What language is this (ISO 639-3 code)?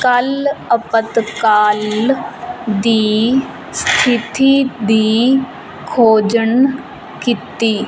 pan